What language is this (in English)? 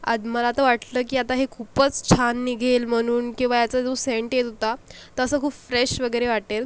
Marathi